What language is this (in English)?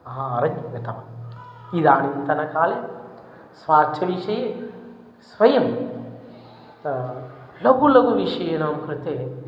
Sanskrit